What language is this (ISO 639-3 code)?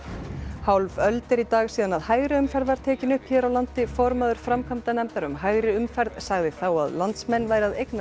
isl